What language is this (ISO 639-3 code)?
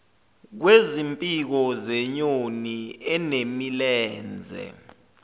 zul